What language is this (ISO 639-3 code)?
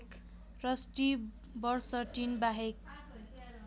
nep